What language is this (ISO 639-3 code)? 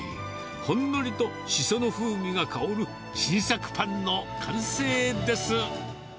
jpn